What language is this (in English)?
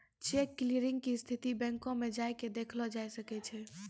Maithili